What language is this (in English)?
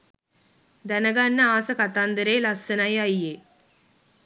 Sinhala